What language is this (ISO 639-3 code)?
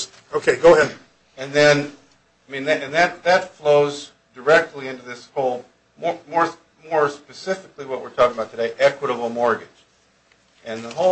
eng